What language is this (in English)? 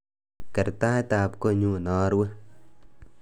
Kalenjin